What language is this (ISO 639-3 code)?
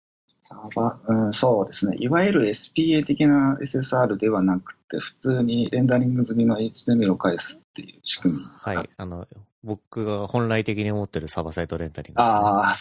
jpn